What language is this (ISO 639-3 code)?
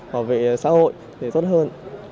vie